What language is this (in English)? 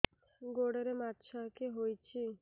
Odia